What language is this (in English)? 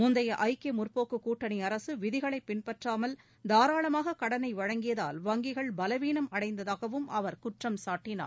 Tamil